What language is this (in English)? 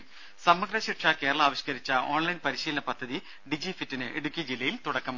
Malayalam